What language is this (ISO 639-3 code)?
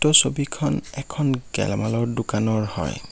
asm